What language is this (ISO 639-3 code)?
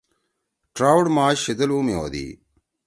trw